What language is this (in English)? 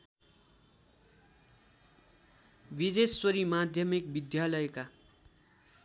Nepali